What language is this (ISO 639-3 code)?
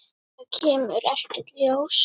isl